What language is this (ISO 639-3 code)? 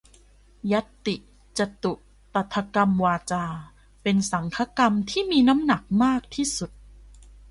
tha